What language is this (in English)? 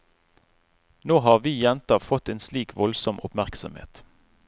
Norwegian